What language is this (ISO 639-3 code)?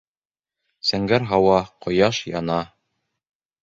bak